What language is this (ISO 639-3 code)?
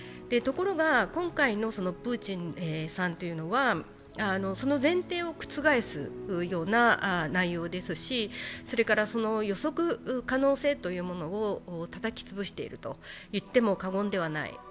jpn